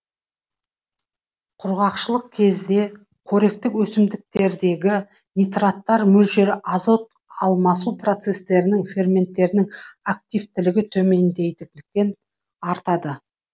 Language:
Kazakh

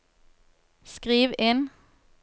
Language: Norwegian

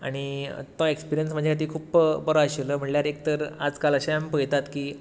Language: Konkani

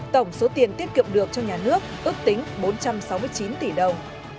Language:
Vietnamese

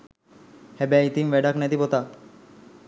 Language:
Sinhala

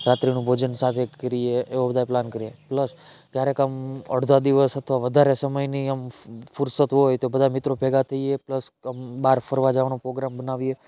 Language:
Gujarati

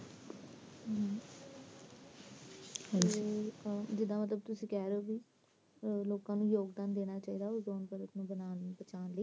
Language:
Punjabi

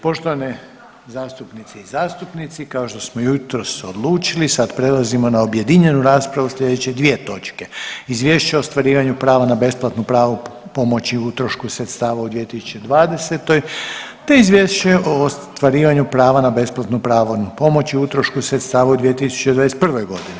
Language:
Croatian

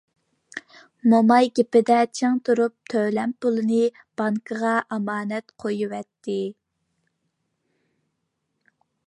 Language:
Uyghur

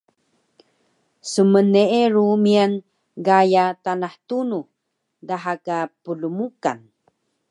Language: Taroko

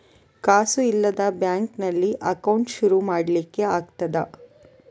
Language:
Kannada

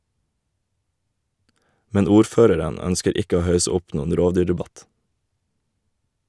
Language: Norwegian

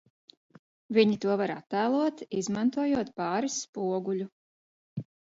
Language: Latvian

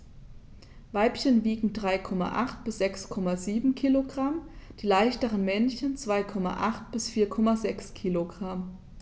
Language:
German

